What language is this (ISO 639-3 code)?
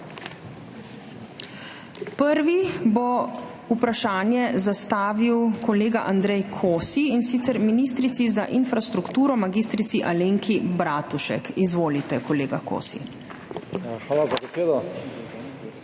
slv